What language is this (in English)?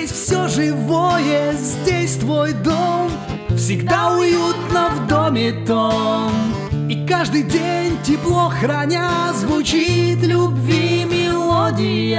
Russian